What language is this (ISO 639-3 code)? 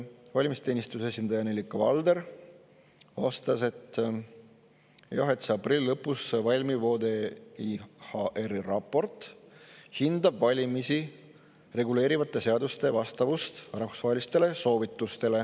est